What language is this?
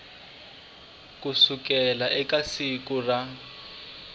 Tsonga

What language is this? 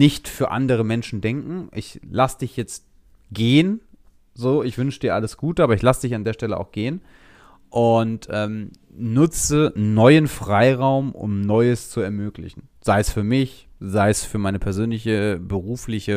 German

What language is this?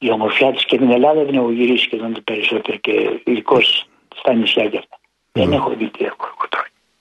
Greek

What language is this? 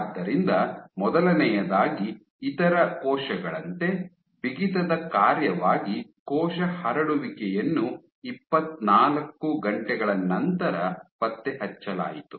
Kannada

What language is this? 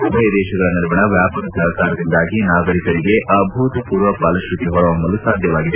Kannada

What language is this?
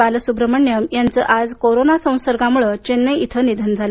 Marathi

